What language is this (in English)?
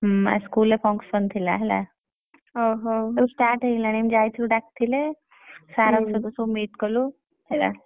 Odia